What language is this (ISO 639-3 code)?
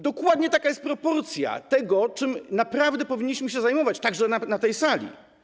pol